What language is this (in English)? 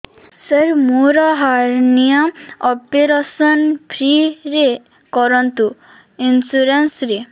Odia